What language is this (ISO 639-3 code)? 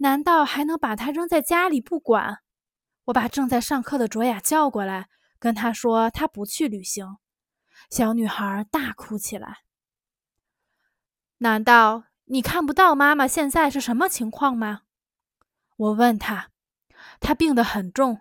zho